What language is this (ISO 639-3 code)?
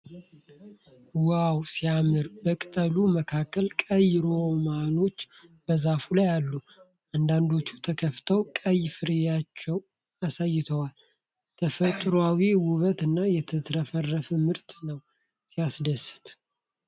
amh